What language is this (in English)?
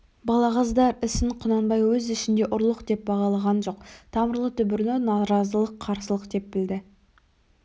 Kazakh